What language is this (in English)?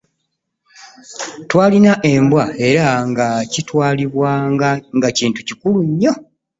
Ganda